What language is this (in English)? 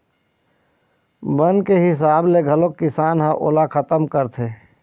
Chhattisgarhi